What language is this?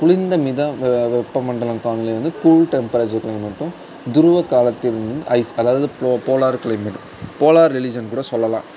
Tamil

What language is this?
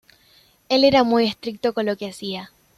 Spanish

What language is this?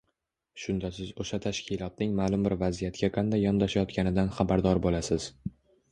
Uzbek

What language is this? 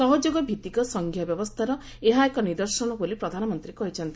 Odia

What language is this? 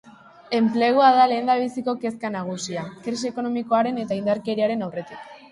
Basque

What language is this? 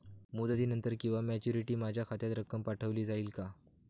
Marathi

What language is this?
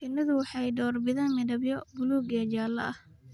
Somali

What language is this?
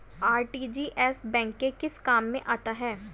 Hindi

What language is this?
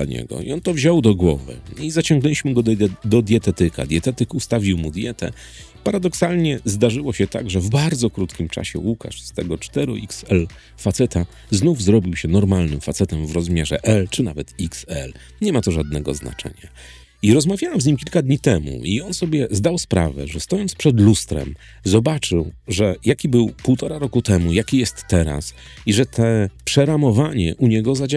Polish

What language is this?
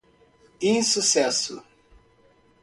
Portuguese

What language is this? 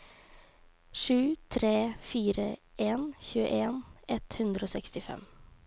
Norwegian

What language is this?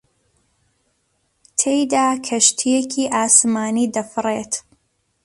Central Kurdish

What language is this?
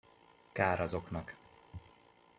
Hungarian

